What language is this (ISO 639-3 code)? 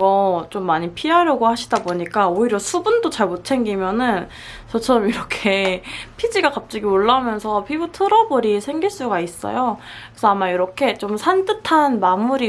kor